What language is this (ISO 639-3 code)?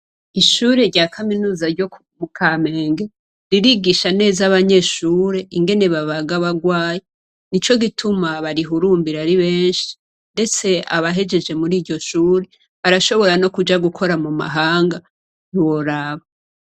run